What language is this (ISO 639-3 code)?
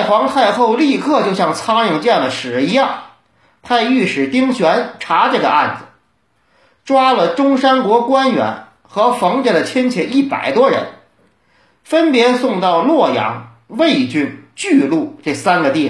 zho